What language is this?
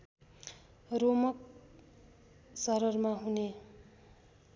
Nepali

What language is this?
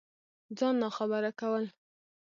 Pashto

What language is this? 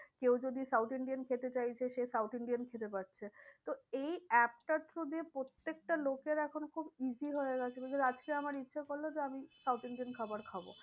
Bangla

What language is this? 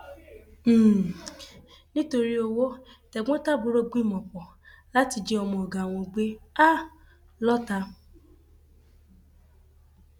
Yoruba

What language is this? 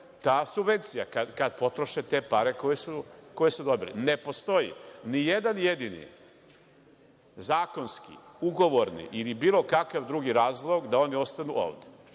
Serbian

